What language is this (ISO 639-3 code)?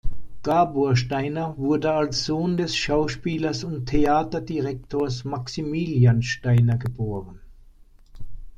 deu